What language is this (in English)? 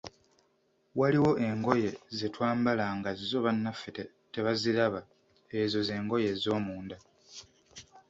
Ganda